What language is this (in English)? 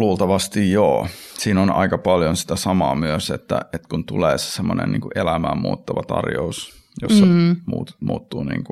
Finnish